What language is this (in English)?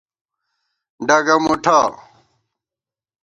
Gawar-Bati